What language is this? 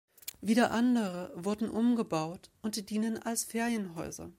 German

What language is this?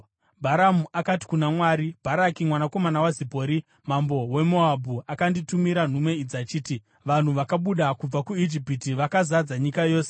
Shona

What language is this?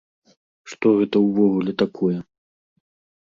Belarusian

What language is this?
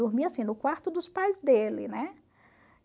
Portuguese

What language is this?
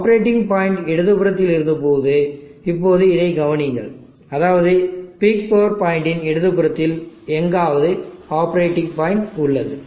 Tamil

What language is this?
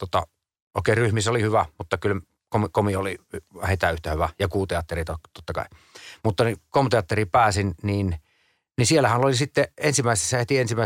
Finnish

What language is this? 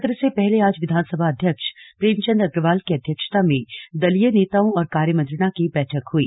Hindi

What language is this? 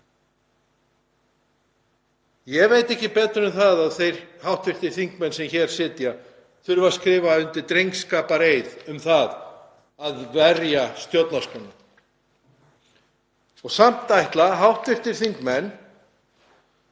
Icelandic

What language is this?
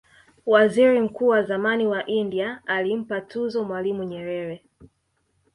Swahili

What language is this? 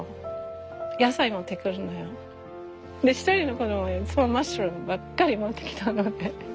Japanese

